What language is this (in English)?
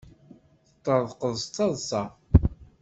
Kabyle